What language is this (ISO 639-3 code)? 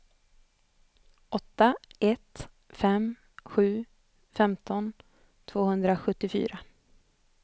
swe